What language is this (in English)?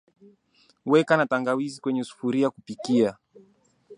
Swahili